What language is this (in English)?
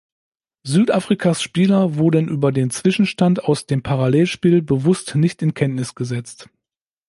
German